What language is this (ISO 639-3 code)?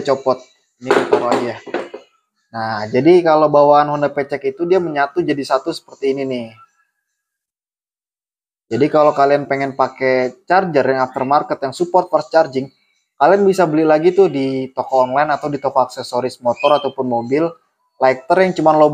ind